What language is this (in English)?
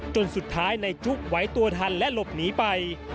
Thai